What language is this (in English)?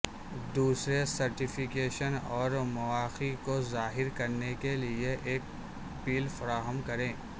Urdu